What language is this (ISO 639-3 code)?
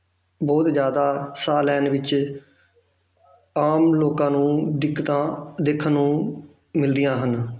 pan